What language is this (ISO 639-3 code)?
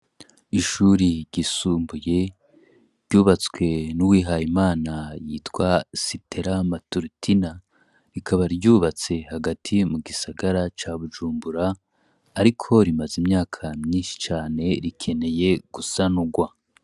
run